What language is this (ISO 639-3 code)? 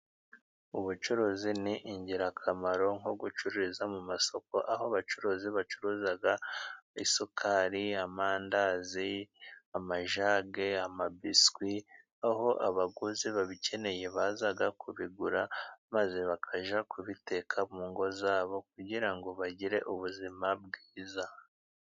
kin